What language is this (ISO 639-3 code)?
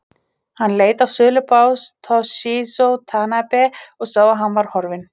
isl